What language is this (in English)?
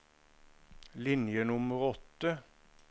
Norwegian